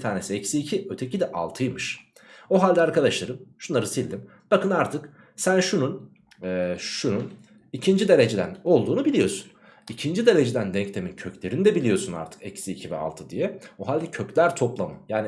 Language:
Turkish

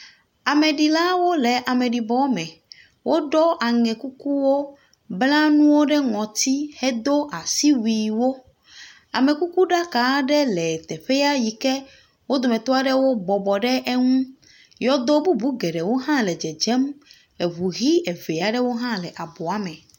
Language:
Ewe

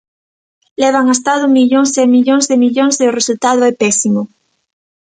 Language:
Galician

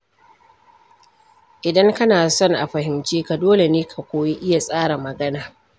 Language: Hausa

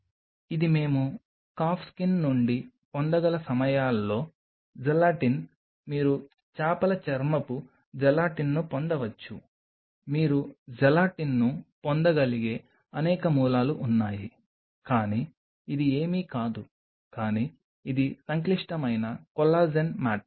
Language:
Telugu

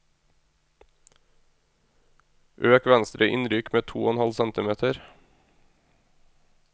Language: Norwegian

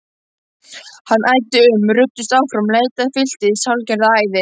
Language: Icelandic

